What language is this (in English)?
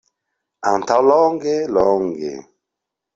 Esperanto